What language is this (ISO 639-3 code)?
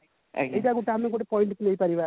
ori